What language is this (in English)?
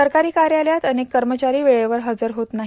Marathi